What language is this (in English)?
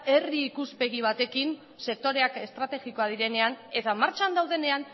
Basque